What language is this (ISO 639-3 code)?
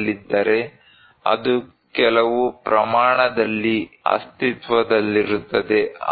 kan